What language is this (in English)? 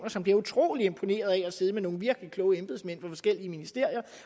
Danish